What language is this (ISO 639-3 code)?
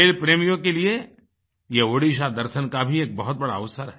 hin